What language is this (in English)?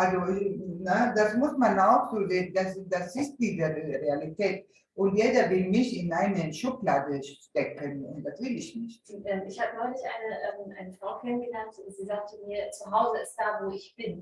German